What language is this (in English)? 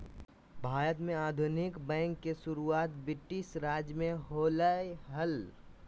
Magahi